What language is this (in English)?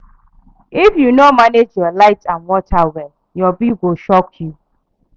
Nigerian Pidgin